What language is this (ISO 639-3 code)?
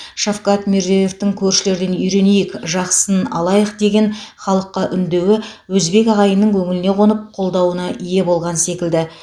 kaz